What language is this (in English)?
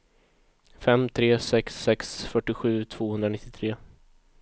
Swedish